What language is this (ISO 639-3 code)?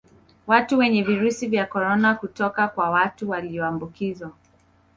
swa